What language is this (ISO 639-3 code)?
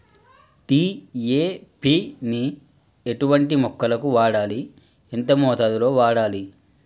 tel